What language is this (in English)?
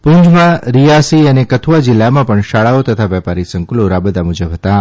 Gujarati